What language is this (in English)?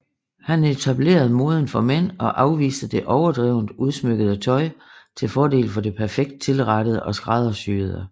Danish